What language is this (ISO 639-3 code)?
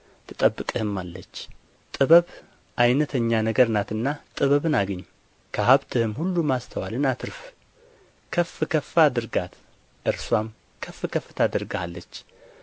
amh